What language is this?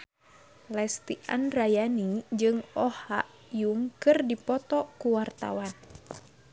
Sundanese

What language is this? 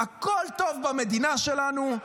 Hebrew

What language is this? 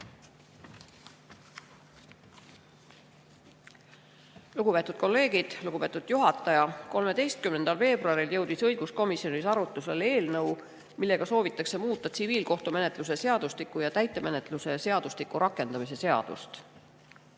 Estonian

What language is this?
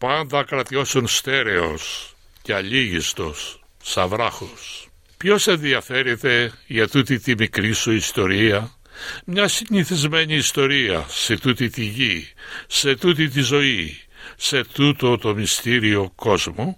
Greek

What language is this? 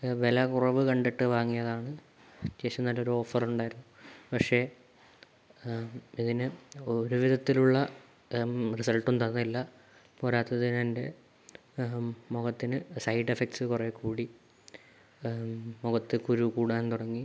Malayalam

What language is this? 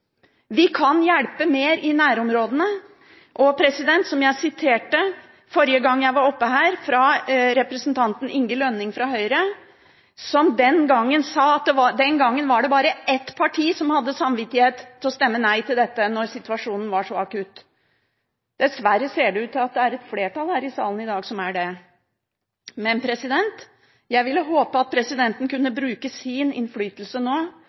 Norwegian Bokmål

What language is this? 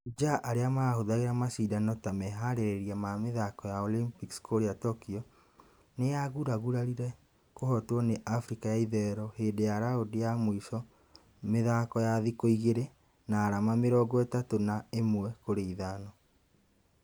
Kikuyu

